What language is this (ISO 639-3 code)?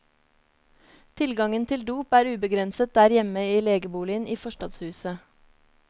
nor